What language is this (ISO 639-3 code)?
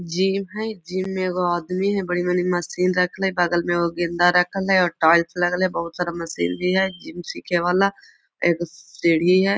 mag